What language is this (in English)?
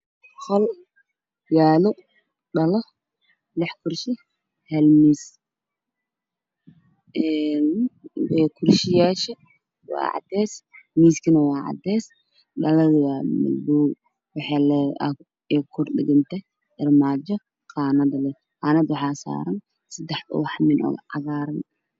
Somali